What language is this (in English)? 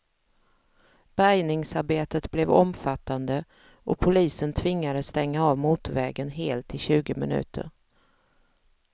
Swedish